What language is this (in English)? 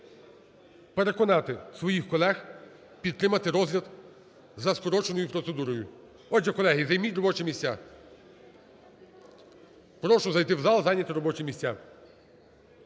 Ukrainian